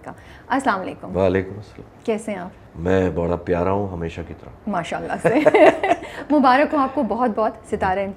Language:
Urdu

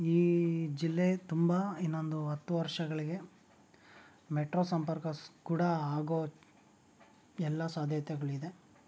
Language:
Kannada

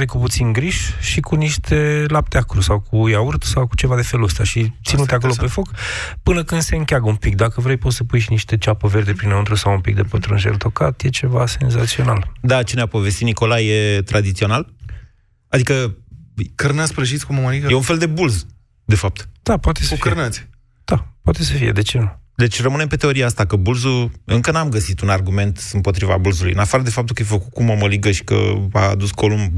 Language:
Romanian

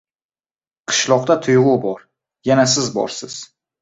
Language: Uzbek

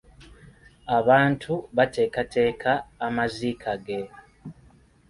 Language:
Ganda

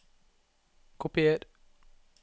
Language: Norwegian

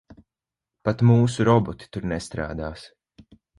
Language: Latvian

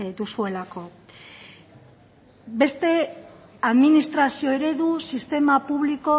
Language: Basque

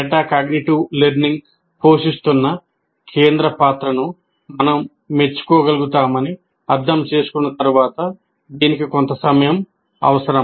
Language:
Telugu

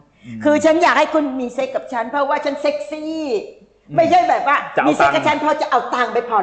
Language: Thai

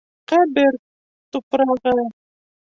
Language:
Bashkir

